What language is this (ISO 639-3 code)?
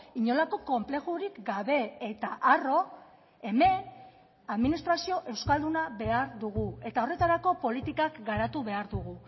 eus